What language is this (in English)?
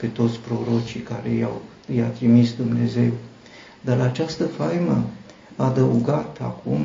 Romanian